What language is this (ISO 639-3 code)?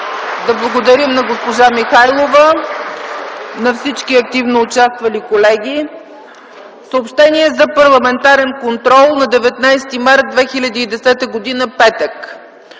bul